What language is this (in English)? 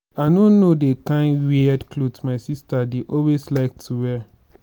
Nigerian Pidgin